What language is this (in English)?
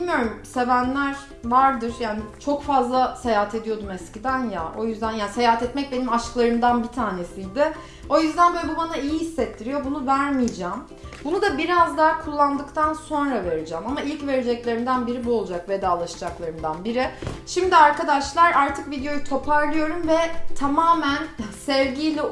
Turkish